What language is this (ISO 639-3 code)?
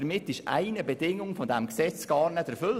gsw